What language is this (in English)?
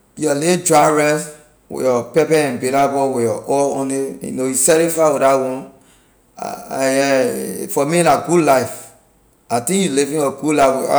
Liberian English